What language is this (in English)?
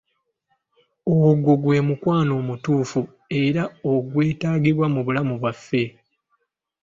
Ganda